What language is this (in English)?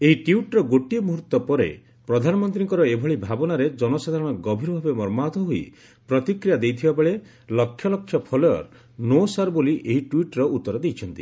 Odia